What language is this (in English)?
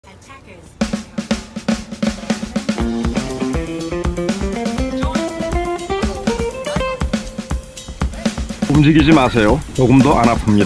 Korean